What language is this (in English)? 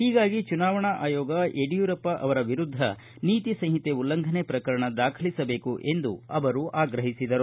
Kannada